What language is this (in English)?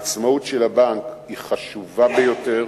Hebrew